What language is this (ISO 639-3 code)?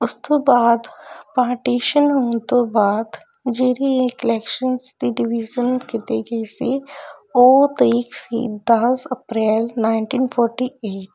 pan